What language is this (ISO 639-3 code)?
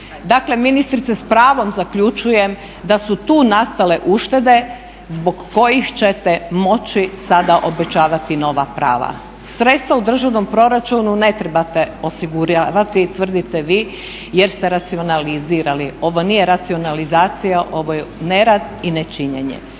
hrv